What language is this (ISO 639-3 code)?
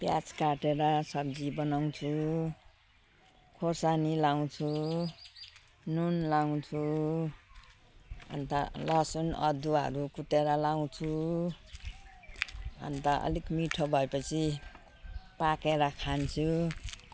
nep